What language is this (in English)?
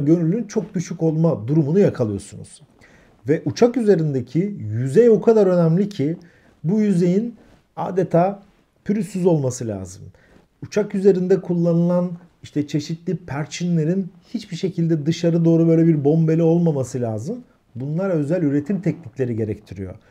Turkish